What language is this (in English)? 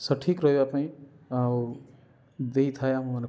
Odia